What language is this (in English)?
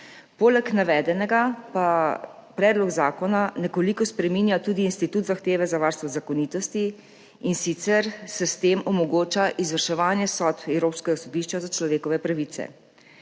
Slovenian